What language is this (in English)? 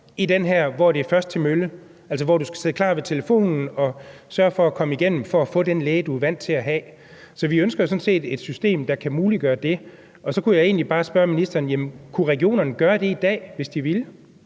Danish